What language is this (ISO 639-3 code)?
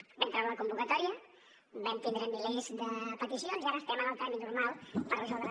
cat